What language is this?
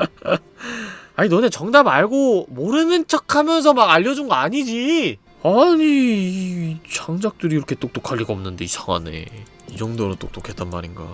Korean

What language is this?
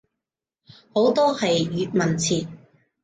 Cantonese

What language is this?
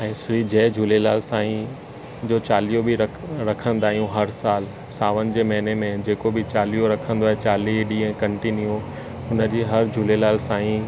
Sindhi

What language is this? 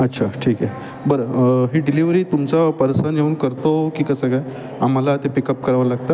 Marathi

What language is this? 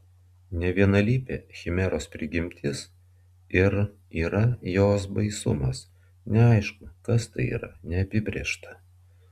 Lithuanian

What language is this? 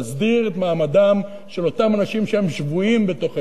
Hebrew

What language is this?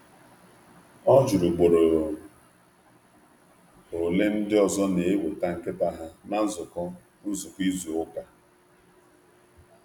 Igbo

